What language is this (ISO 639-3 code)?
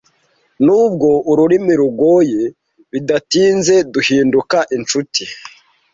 kin